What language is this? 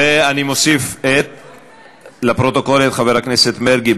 Hebrew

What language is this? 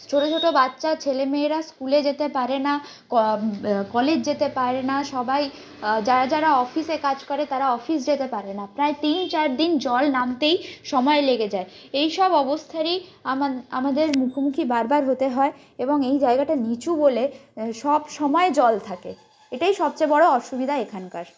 Bangla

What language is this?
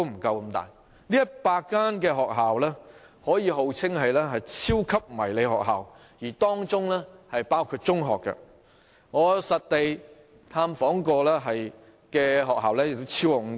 Cantonese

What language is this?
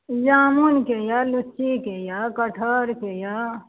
Maithili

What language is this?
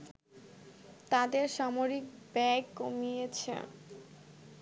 Bangla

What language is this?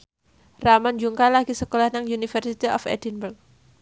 Javanese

